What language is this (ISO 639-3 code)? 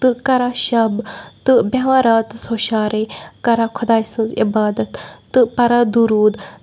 kas